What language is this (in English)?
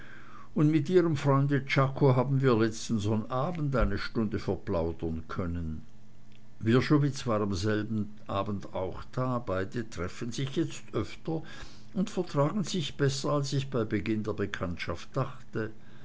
German